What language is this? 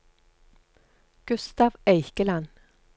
Norwegian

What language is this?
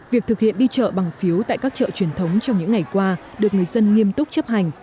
Vietnamese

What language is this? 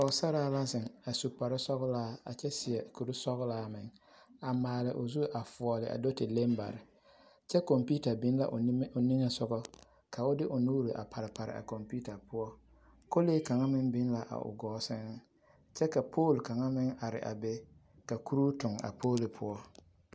Southern Dagaare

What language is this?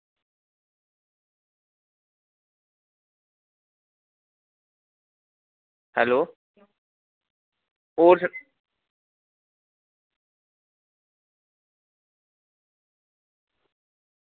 Dogri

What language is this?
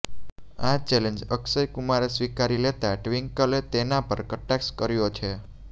Gujarati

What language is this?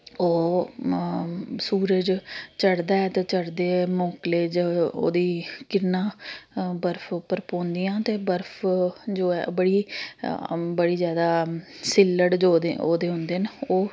Dogri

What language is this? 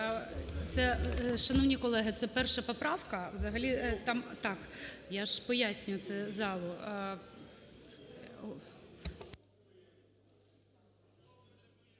Ukrainian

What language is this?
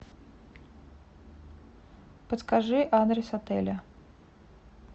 Russian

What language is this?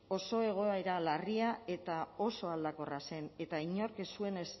Basque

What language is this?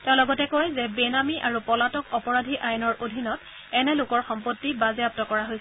Assamese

